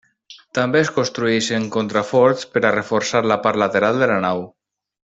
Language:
Catalan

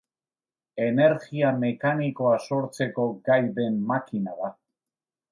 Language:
Basque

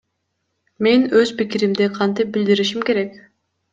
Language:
Kyrgyz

